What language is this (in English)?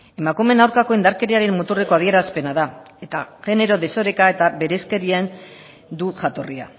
Basque